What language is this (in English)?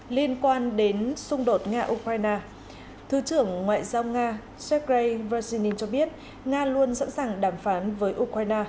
Vietnamese